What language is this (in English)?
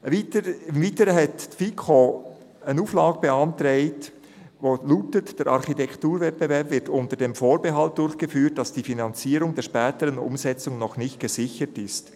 Swiss German